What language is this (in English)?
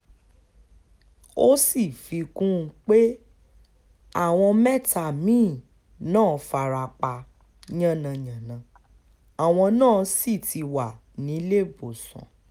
Yoruba